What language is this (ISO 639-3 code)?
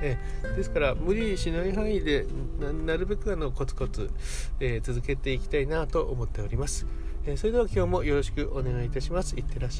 jpn